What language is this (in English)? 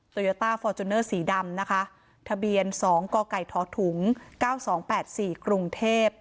Thai